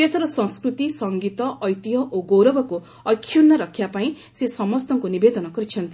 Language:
Odia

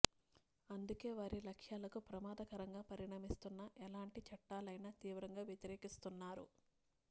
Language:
Telugu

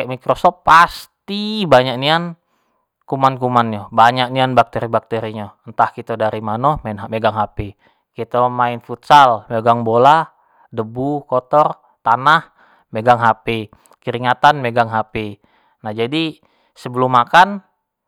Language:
Jambi Malay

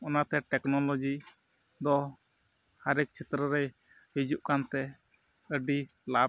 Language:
Santali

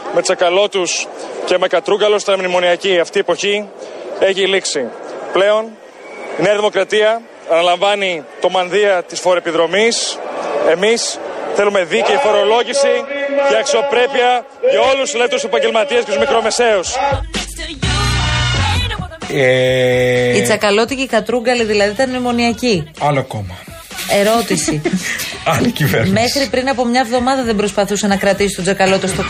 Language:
Greek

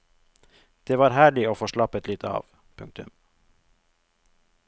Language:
Norwegian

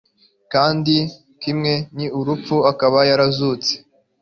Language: Kinyarwanda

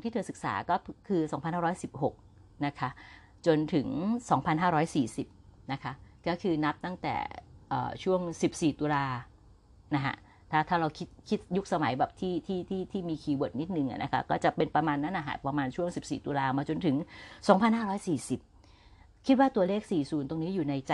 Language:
Thai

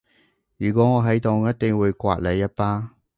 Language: Cantonese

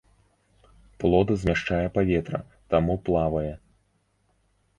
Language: Belarusian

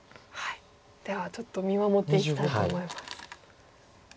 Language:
Japanese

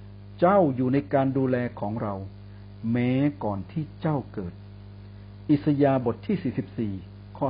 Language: Thai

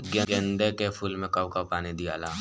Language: Bhojpuri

